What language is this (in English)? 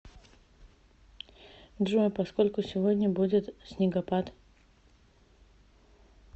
Russian